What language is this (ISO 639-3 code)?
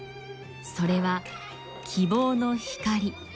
jpn